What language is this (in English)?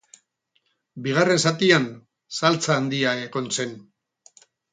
Basque